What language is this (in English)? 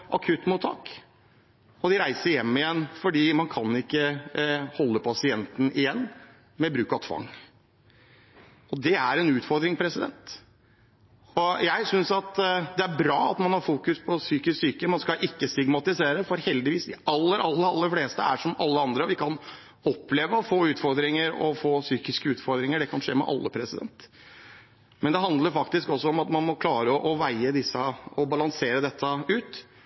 Norwegian Bokmål